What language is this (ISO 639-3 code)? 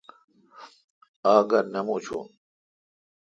xka